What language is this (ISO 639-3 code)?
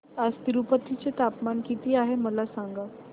mar